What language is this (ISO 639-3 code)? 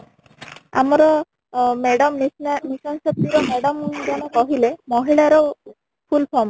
ori